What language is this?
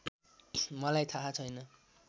Nepali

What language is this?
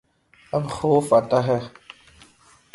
Urdu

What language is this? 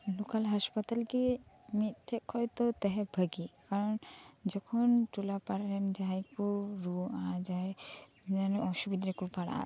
Santali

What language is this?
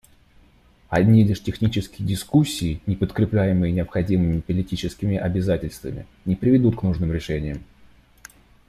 Russian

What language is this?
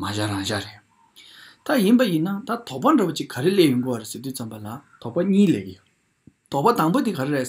Romanian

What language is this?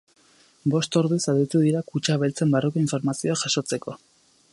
Basque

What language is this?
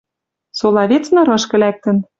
Western Mari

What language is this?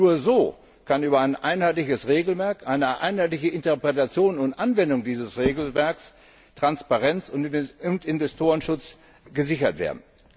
German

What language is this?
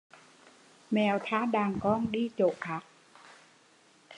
Vietnamese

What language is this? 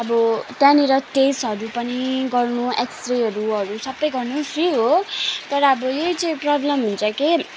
Nepali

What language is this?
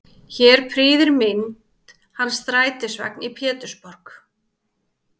Icelandic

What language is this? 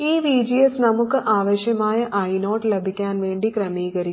Malayalam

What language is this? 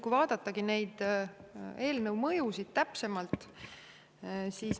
Estonian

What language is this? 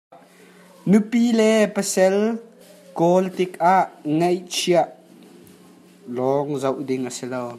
Hakha Chin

